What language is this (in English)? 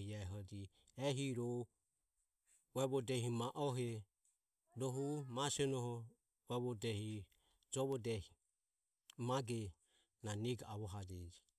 Ömie